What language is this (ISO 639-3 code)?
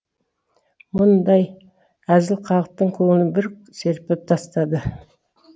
kaz